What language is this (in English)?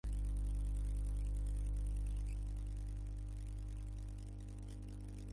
Arabic